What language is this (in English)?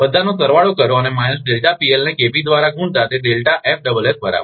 Gujarati